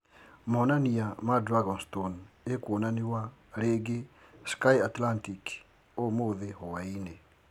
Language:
Kikuyu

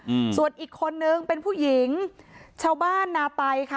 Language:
Thai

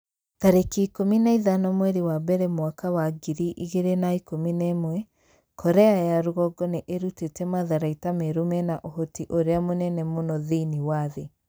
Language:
Kikuyu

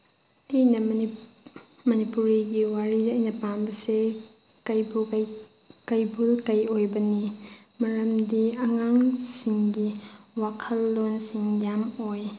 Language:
Manipuri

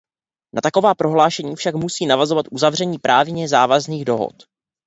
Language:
Czech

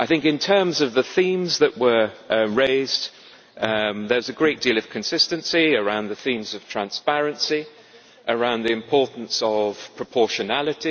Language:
English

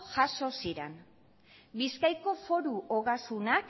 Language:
Basque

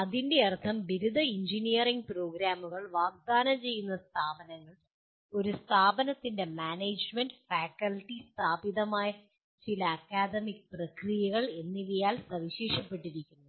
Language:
Malayalam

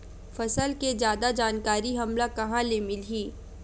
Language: Chhattisgarhi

